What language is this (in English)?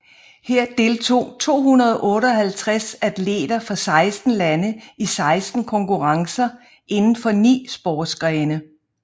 Danish